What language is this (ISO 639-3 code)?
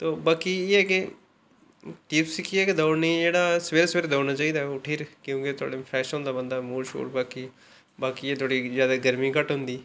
doi